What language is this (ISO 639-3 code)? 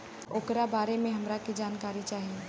bho